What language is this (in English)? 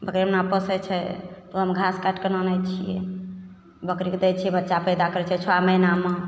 Maithili